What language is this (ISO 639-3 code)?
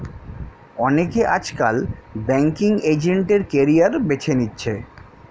ben